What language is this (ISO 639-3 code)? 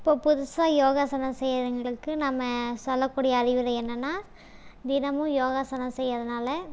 tam